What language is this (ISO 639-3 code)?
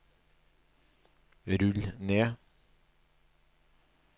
nor